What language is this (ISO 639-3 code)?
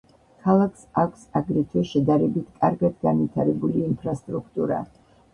kat